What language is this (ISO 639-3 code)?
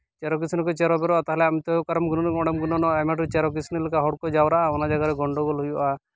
sat